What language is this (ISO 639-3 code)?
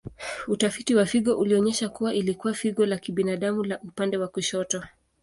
swa